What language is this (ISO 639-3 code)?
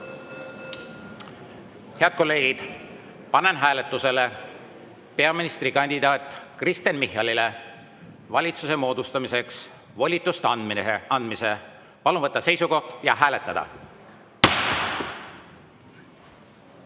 est